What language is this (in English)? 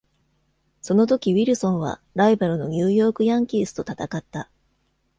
Japanese